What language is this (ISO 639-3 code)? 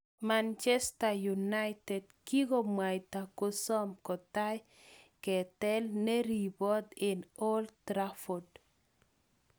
kln